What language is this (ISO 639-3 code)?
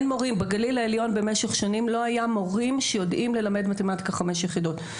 heb